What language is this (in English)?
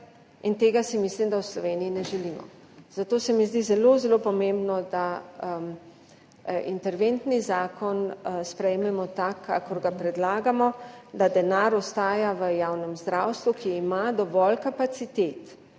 Slovenian